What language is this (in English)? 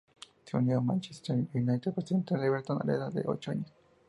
Spanish